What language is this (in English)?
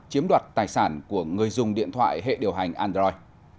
Vietnamese